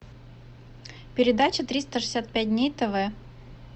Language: Russian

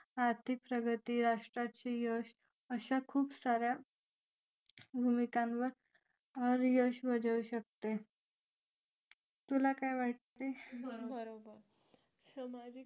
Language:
Marathi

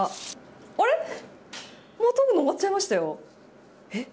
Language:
Japanese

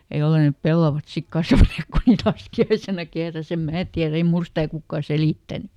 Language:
Finnish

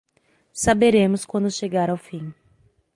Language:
Portuguese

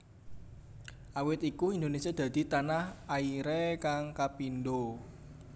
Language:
Javanese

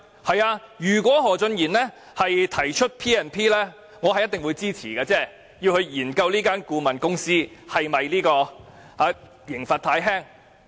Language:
Cantonese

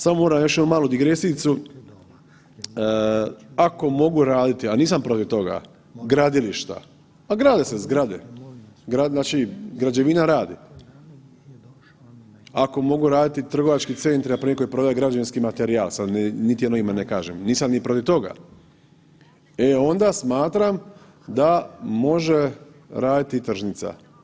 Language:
Croatian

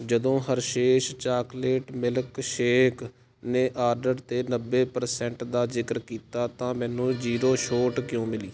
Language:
Punjabi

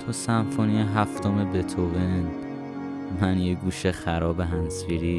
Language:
Persian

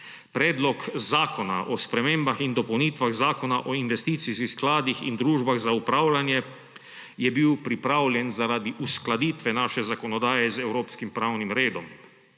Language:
Slovenian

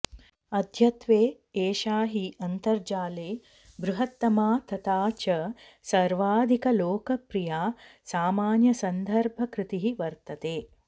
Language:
Sanskrit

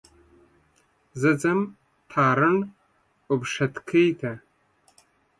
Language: Pashto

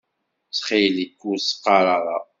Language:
Kabyle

